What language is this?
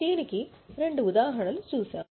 Telugu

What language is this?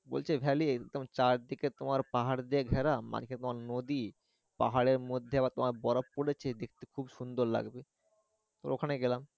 Bangla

